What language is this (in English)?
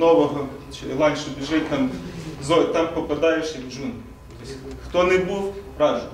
Ukrainian